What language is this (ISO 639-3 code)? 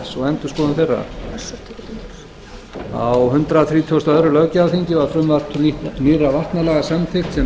isl